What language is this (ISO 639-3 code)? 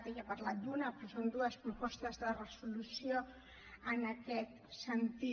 cat